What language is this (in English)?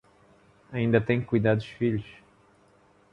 Portuguese